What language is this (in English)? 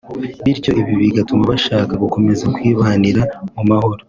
Kinyarwanda